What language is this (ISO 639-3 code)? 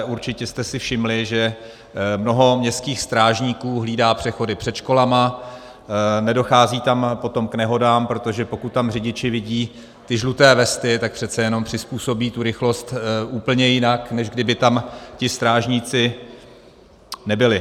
ces